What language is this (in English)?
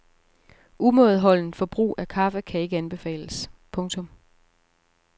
Danish